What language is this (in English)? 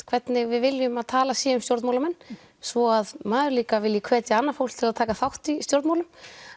Icelandic